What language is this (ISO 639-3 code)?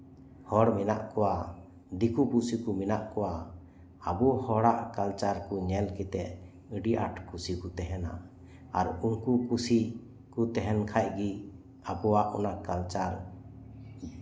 sat